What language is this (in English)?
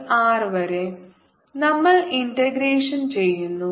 Malayalam